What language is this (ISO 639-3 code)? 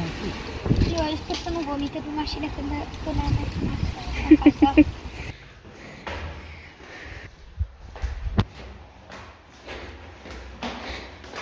ron